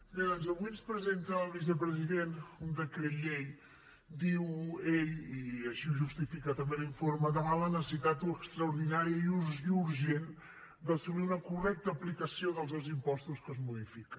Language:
Catalan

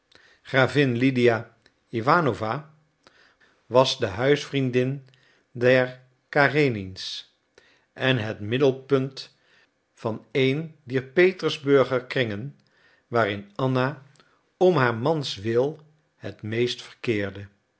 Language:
Dutch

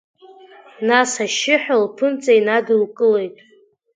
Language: Abkhazian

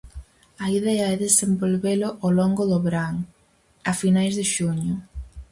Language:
Galician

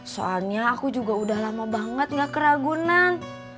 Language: Indonesian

